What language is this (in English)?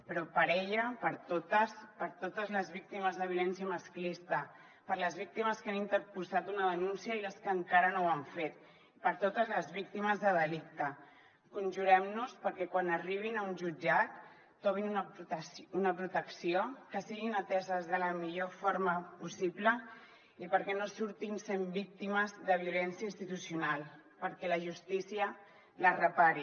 Catalan